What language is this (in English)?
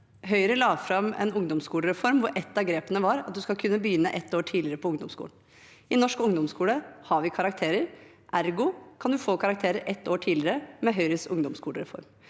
Norwegian